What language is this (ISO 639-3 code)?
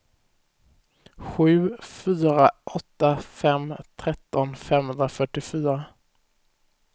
swe